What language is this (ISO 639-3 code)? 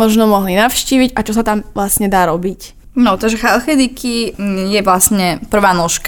slk